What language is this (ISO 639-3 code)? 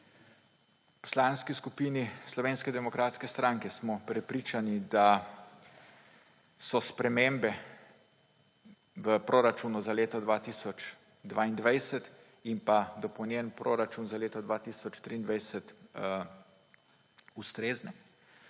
slv